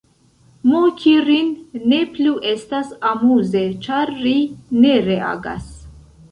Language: Esperanto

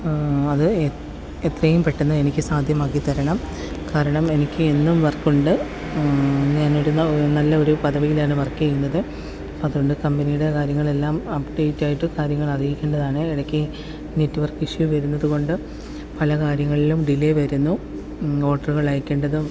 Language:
Malayalam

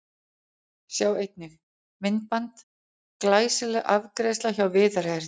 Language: Icelandic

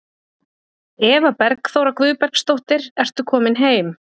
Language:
Icelandic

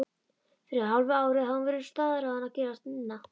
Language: Icelandic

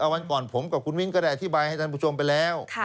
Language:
Thai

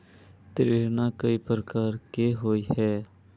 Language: Magahi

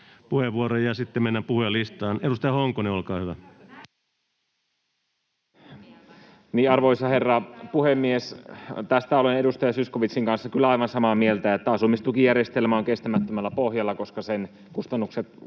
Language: Finnish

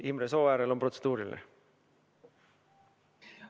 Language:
Estonian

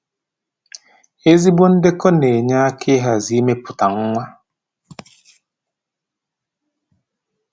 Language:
Igbo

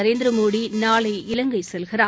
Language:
Tamil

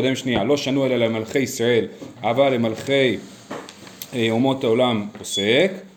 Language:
Hebrew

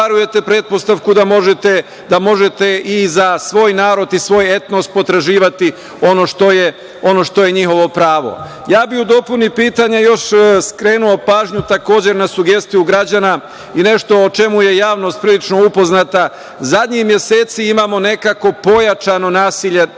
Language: Serbian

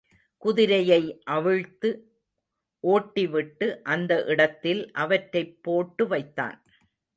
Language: Tamil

